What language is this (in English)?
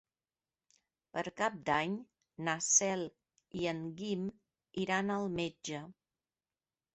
Catalan